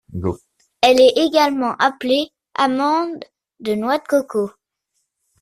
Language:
French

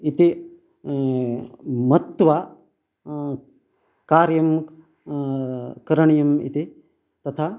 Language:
Sanskrit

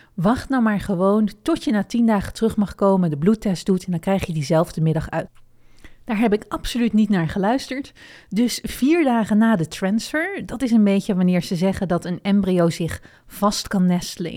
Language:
Dutch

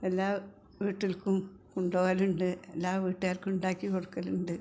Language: Malayalam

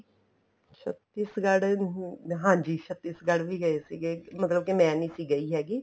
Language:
Punjabi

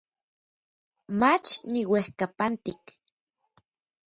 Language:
Orizaba Nahuatl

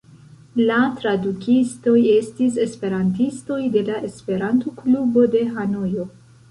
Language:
Esperanto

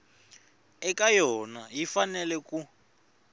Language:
Tsonga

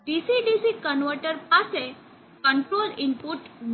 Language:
Gujarati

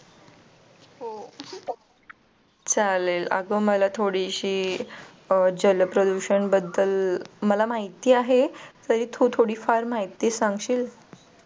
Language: Marathi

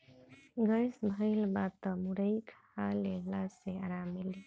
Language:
Bhojpuri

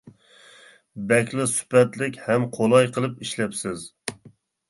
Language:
Uyghur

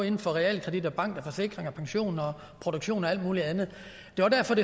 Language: Danish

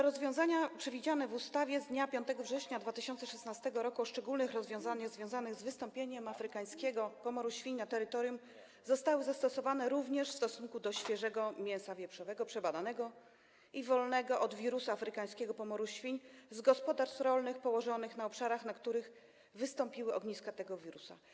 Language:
Polish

